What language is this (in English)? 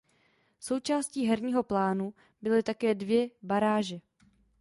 Czech